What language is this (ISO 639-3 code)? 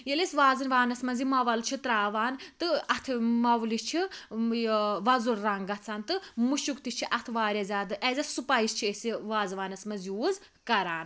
kas